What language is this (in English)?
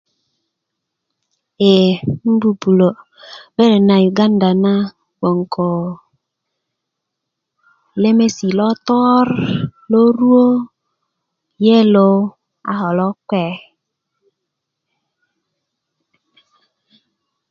Kuku